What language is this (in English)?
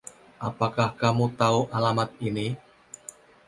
Indonesian